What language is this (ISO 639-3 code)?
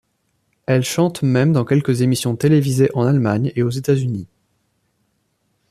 fra